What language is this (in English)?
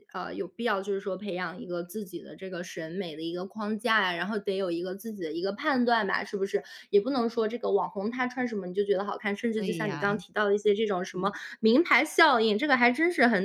Chinese